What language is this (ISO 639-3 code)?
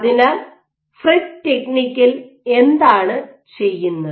mal